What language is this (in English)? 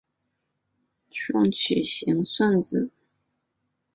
Chinese